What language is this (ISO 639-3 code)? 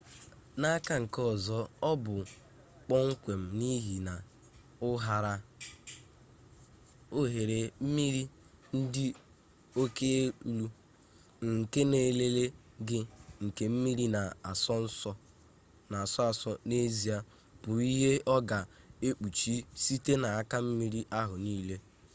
ibo